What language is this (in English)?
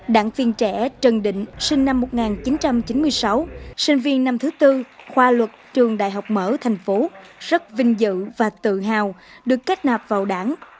Vietnamese